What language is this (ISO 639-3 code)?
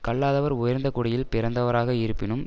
tam